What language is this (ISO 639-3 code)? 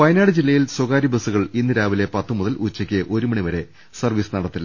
mal